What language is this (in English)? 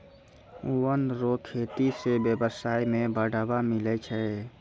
Maithili